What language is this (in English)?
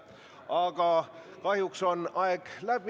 Estonian